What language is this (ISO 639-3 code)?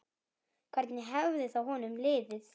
isl